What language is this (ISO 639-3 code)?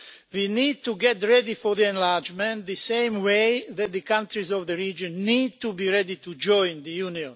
eng